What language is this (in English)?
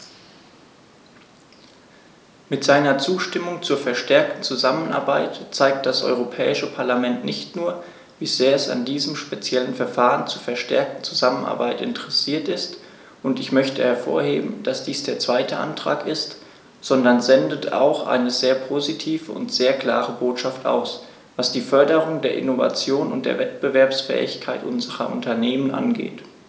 German